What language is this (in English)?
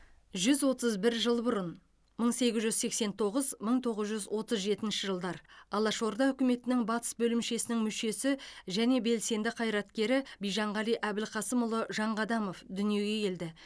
Kazakh